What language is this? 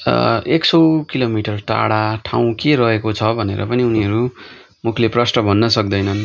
Nepali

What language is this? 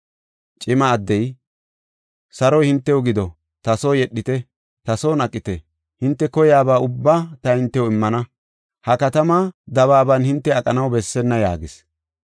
Gofa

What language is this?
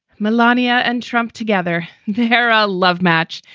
English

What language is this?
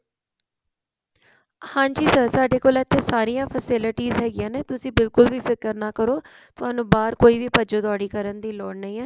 Punjabi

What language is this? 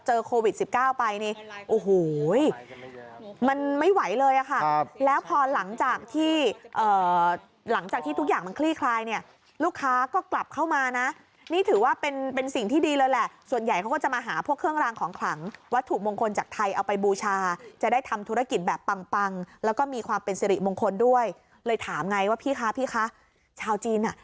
Thai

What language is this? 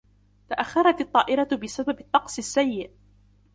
Arabic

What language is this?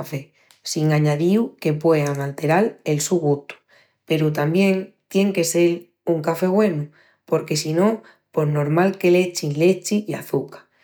Extremaduran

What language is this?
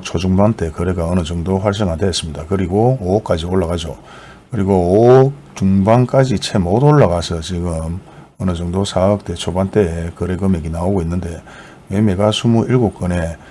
Korean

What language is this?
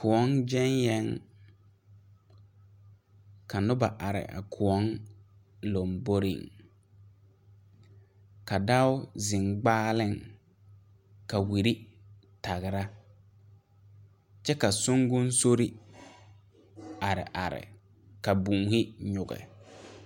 Southern Dagaare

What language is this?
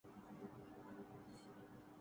Urdu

